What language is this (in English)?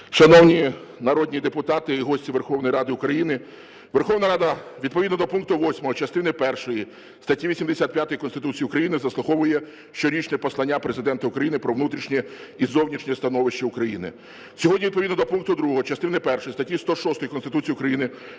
Ukrainian